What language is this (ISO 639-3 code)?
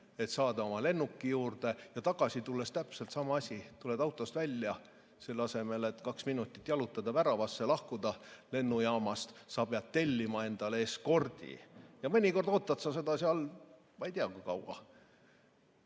est